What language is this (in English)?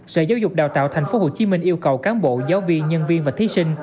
Vietnamese